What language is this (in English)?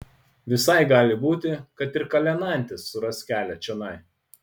Lithuanian